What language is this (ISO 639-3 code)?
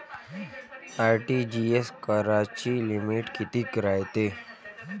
mar